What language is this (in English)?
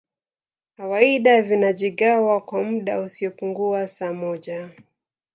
Swahili